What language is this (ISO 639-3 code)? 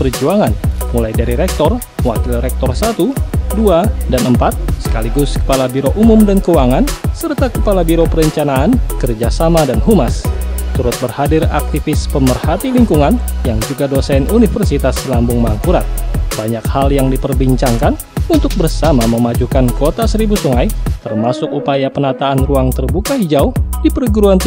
ind